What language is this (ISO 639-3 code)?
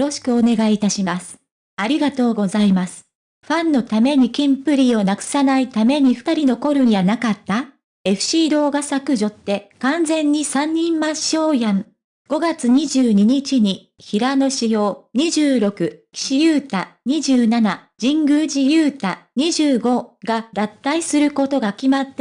jpn